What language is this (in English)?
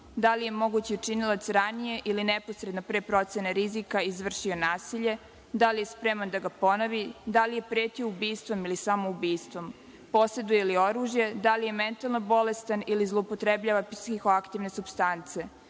Serbian